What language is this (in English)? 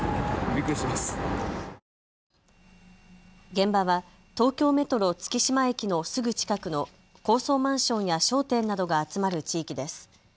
Japanese